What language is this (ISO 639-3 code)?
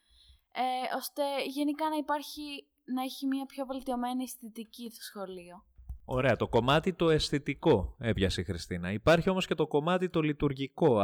ell